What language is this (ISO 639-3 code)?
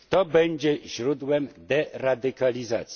pol